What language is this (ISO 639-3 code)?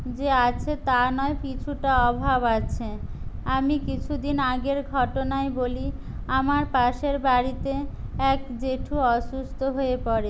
ben